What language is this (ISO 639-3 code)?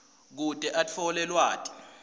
ssw